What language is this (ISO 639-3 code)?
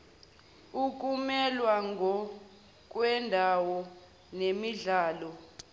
zul